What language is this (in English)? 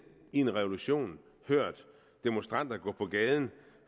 Danish